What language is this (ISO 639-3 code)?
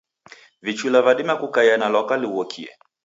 dav